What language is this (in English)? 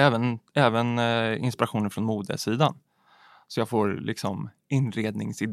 Swedish